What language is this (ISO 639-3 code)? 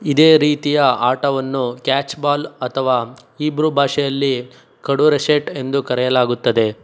kan